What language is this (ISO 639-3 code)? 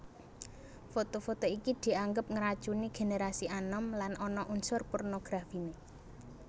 jav